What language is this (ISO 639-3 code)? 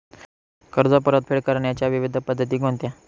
mar